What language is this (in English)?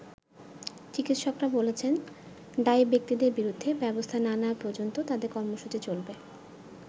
Bangla